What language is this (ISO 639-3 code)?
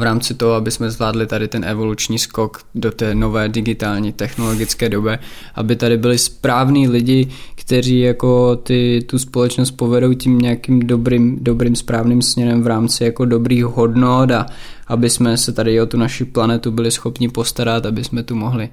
ces